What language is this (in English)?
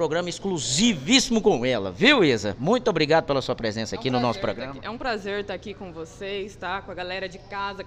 Portuguese